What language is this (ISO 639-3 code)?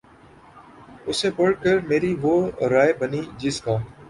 urd